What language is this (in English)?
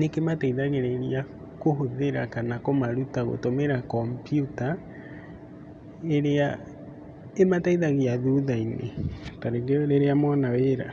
Kikuyu